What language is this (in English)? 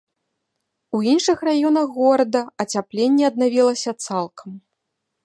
Belarusian